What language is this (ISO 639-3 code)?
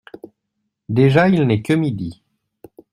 fra